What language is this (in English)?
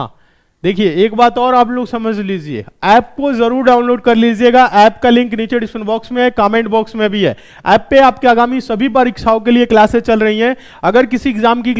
Hindi